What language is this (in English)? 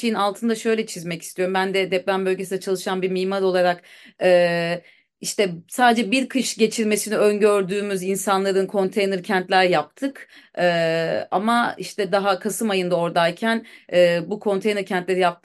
Turkish